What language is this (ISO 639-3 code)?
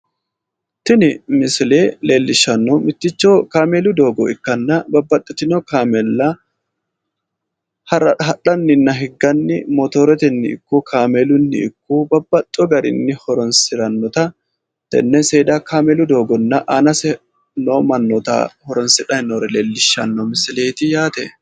sid